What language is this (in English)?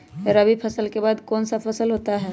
Magahi